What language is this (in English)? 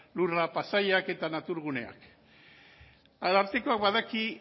Basque